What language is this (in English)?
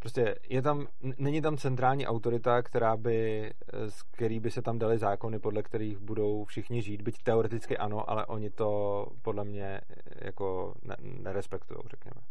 Czech